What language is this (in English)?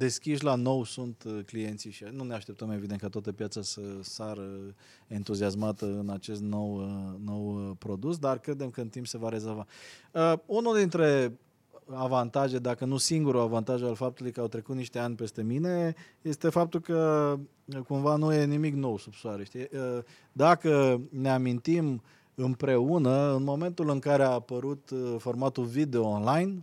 Romanian